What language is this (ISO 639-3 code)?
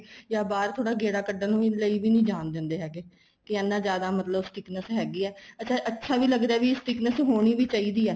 pan